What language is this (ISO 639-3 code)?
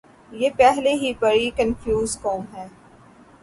urd